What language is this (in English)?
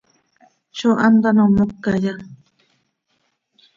Seri